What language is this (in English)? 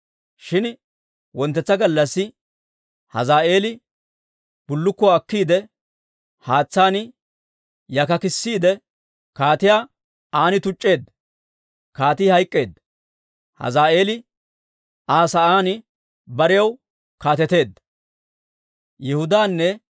Dawro